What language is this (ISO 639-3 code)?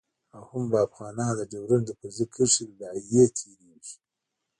pus